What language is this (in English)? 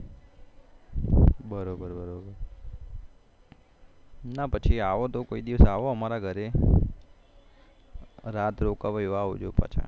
Gujarati